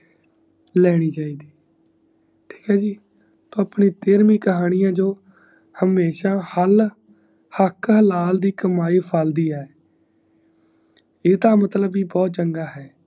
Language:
Punjabi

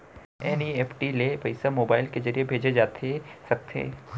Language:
Chhattisgarhi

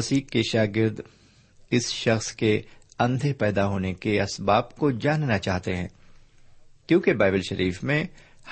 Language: Urdu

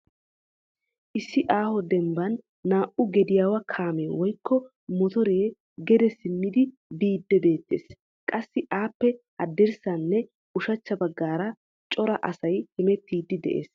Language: Wolaytta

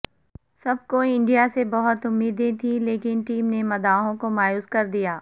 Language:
Urdu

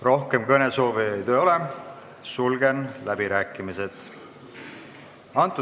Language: Estonian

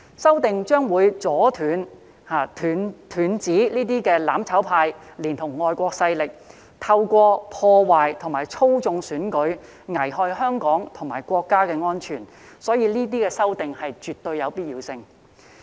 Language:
Cantonese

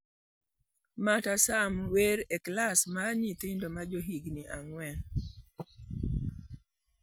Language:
Luo (Kenya and Tanzania)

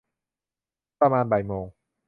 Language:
Thai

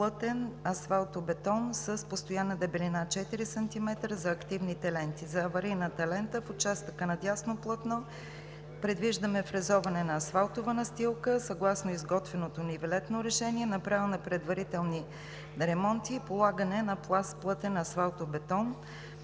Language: Bulgarian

